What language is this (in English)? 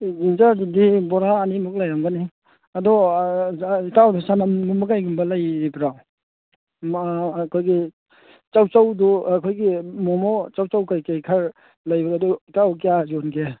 Manipuri